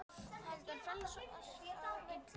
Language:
Icelandic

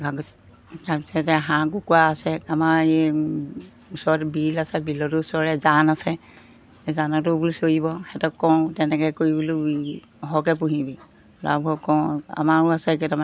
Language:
Assamese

